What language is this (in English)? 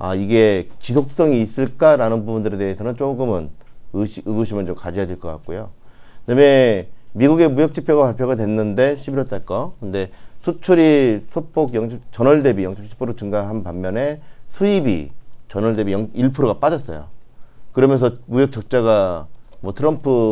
Korean